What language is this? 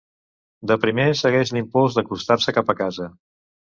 Catalan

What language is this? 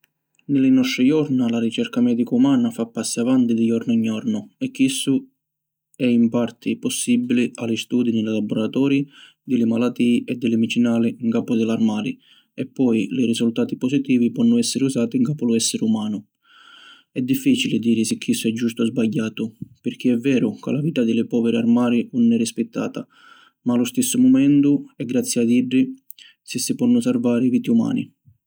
Sicilian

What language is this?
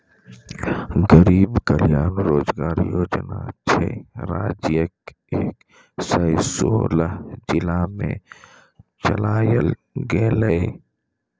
Maithili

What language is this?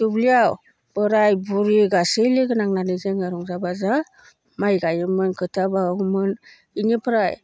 Bodo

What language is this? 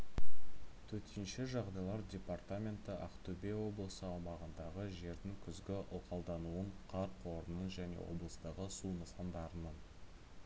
Kazakh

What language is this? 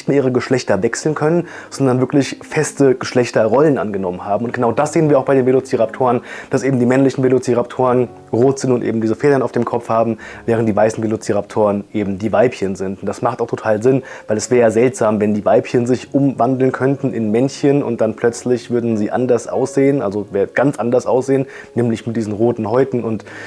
German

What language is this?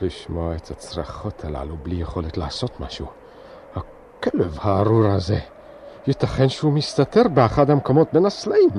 Hebrew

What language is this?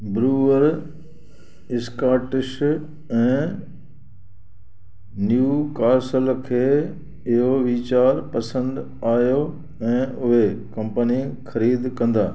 Sindhi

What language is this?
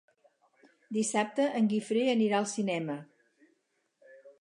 Catalan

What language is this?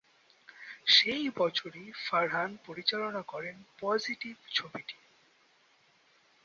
Bangla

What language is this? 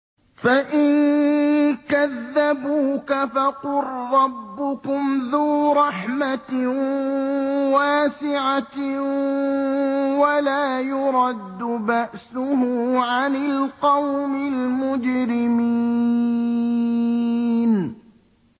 Arabic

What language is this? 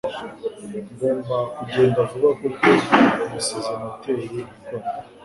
Kinyarwanda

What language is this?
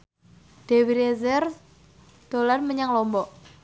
Javanese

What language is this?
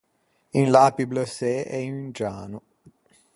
Ligurian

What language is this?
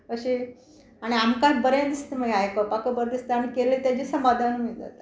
Konkani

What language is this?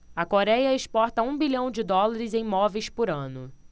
Portuguese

